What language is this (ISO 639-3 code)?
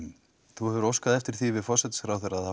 isl